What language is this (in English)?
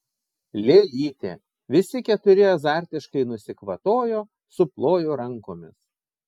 Lithuanian